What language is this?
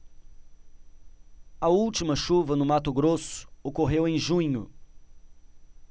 Portuguese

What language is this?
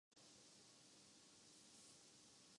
Urdu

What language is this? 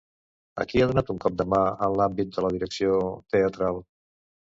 Catalan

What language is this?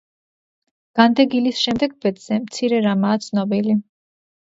Georgian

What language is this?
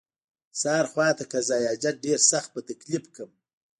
Pashto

